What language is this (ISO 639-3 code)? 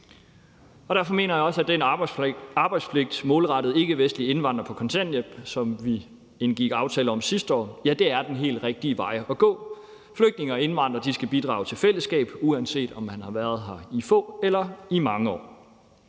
dan